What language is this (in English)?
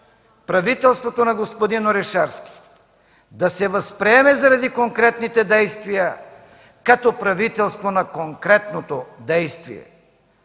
Bulgarian